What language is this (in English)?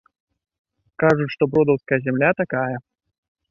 Belarusian